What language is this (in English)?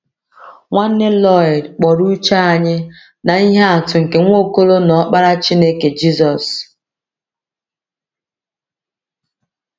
Igbo